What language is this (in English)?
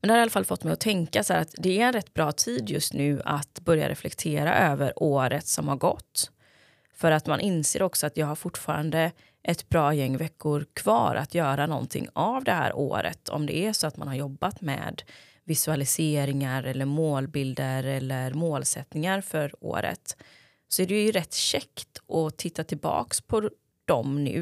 Swedish